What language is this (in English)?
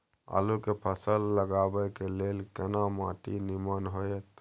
Maithili